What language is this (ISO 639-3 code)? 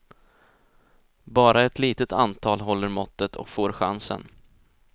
swe